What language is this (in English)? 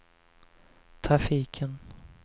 Swedish